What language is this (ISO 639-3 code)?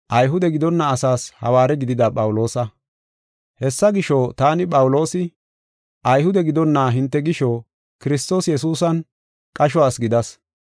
gof